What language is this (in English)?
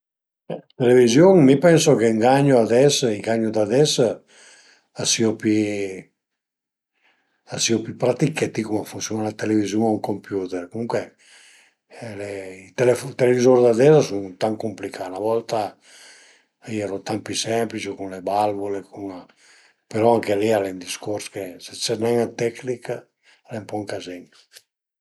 Piedmontese